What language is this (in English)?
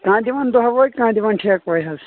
Kashmiri